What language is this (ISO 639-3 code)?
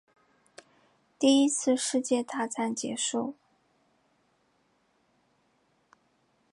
zho